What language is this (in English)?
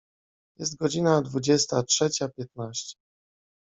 Polish